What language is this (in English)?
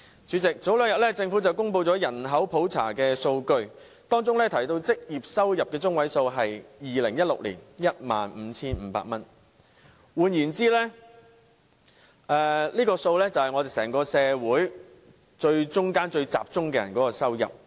Cantonese